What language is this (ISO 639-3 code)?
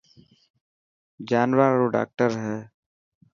mki